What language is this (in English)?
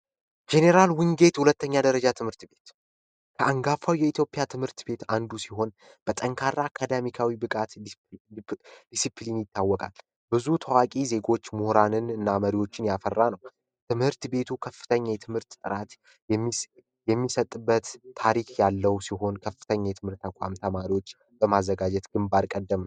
Amharic